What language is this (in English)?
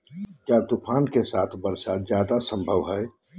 Magahi